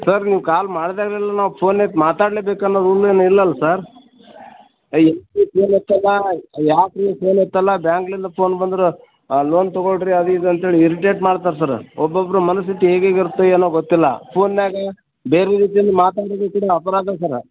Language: Kannada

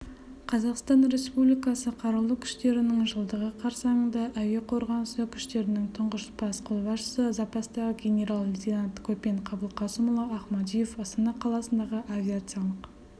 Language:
Kazakh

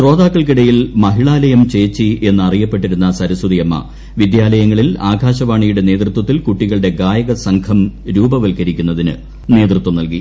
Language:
Malayalam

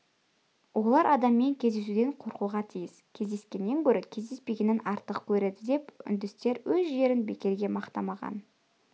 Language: Kazakh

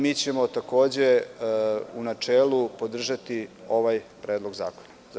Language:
Serbian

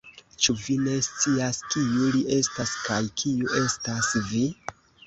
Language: Esperanto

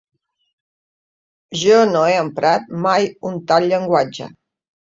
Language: Catalan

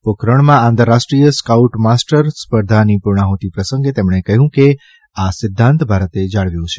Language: Gujarati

